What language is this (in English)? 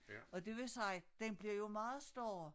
Danish